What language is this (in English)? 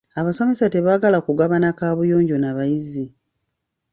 Ganda